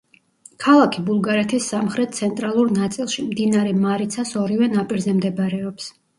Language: Georgian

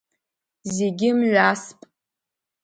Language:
Abkhazian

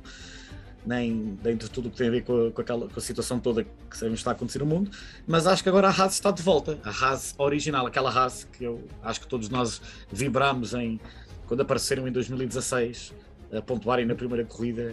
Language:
Portuguese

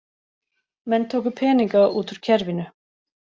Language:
Icelandic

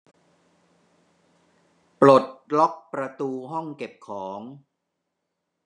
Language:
Thai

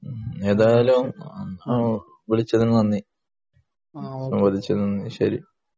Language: Malayalam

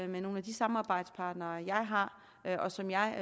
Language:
Danish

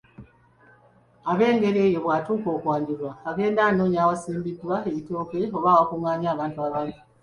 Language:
Ganda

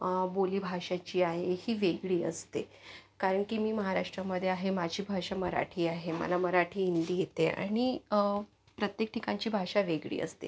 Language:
Marathi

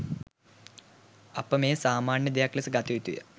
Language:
Sinhala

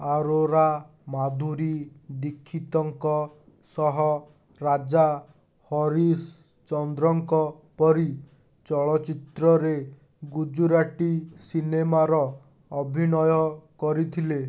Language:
Odia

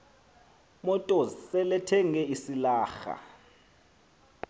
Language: Xhosa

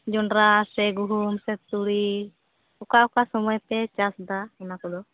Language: Santali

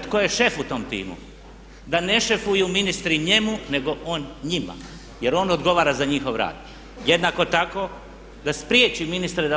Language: Croatian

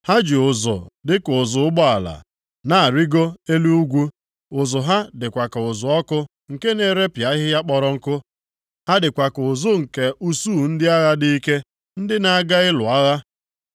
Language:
Igbo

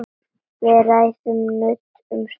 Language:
Icelandic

